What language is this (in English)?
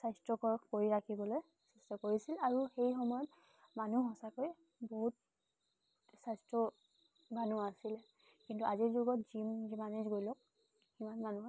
Assamese